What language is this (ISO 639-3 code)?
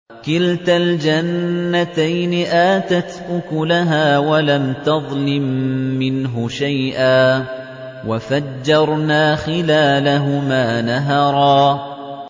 ara